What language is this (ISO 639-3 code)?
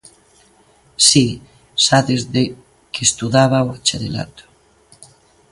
glg